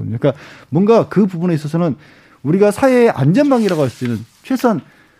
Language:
Korean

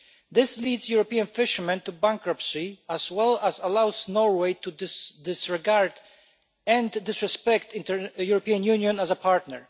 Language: English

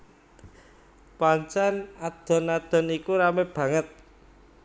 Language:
Javanese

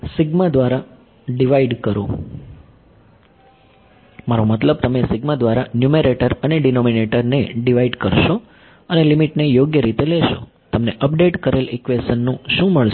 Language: Gujarati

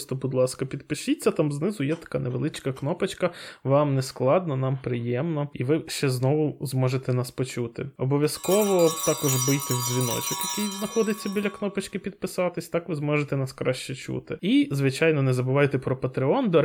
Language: Ukrainian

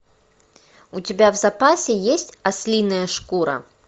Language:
Russian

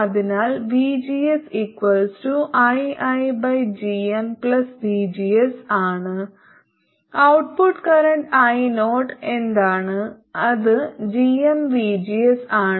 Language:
Malayalam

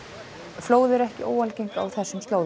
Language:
Icelandic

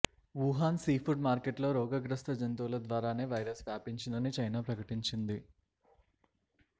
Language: Telugu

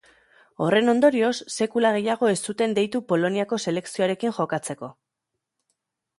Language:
Basque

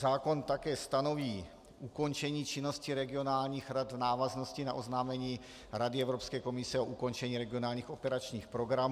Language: Czech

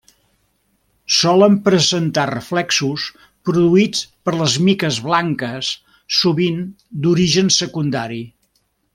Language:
Catalan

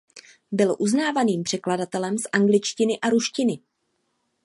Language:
Czech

